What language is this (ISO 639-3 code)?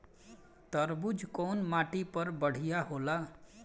bho